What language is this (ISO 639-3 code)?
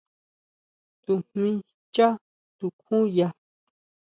mau